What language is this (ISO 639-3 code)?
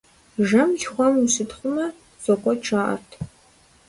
kbd